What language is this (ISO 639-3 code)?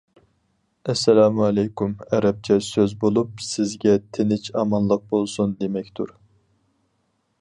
uig